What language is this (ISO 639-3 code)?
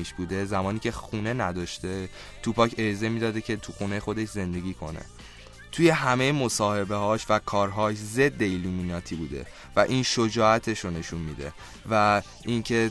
fas